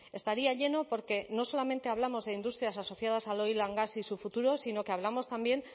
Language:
Spanish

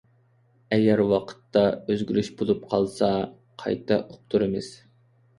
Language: Uyghur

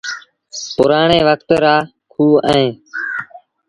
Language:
Sindhi Bhil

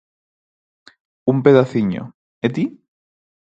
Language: Galician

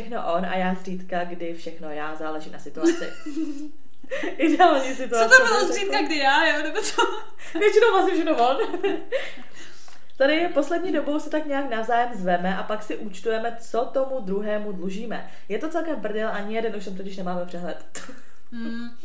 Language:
Czech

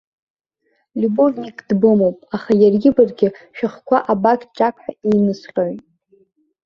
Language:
Abkhazian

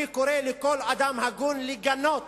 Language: Hebrew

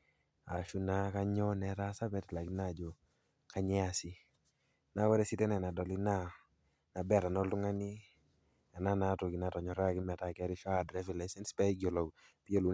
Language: Masai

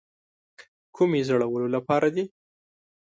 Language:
Pashto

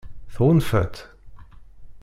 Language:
Kabyle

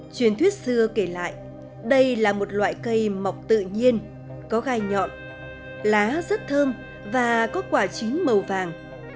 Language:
Vietnamese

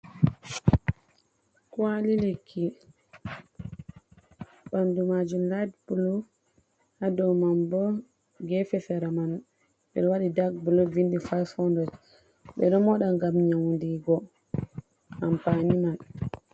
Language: Fula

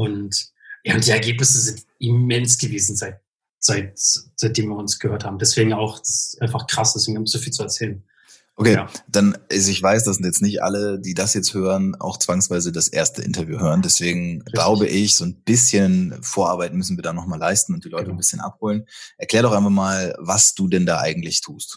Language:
German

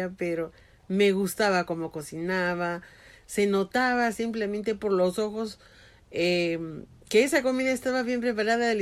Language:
Spanish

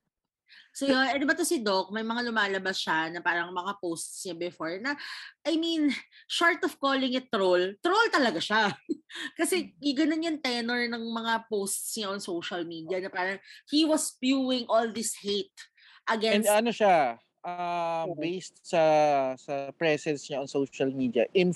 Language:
Filipino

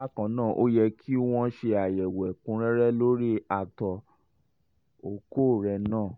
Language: Yoruba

